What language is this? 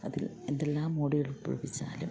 Malayalam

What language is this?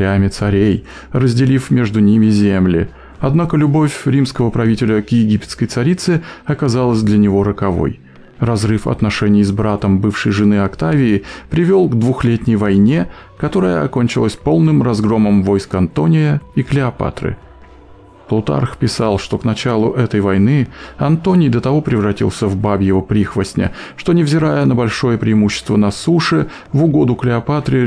Russian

